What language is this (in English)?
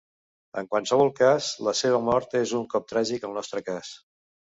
Catalan